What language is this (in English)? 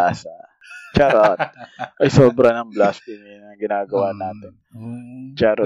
Filipino